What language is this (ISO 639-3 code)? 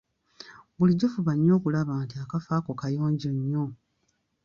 lug